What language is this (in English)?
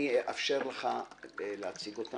Hebrew